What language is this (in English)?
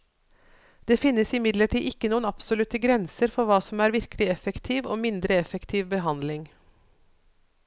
Norwegian